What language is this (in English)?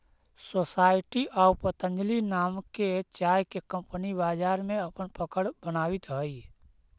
Magahi